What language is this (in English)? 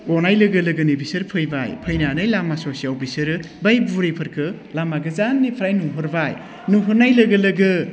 Bodo